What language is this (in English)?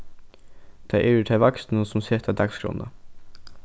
Faroese